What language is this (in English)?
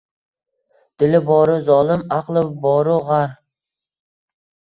Uzbek